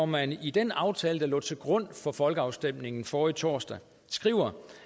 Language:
Danish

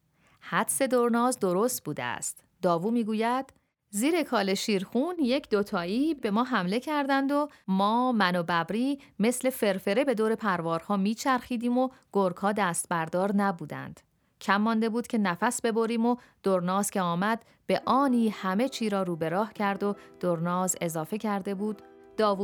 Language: Persian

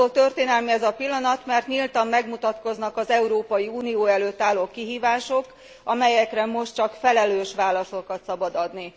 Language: Hungarian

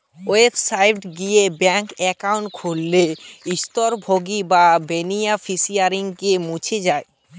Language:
Bangla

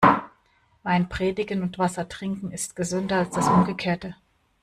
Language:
German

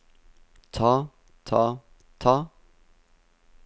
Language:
Norwegian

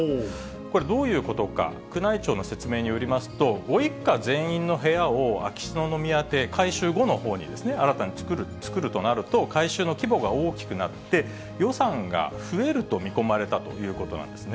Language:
Japanese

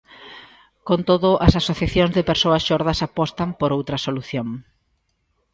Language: Galician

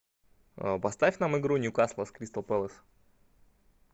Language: Russian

